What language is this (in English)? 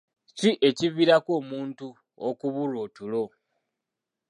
Ganda